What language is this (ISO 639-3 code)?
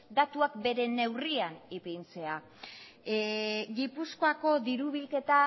eus